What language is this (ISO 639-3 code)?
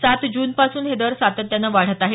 mar